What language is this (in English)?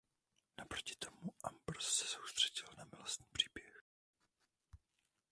Czech